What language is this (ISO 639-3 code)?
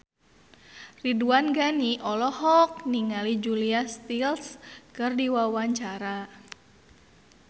sun